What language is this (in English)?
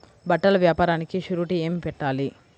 Telugu